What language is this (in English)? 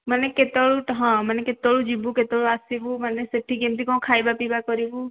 Odia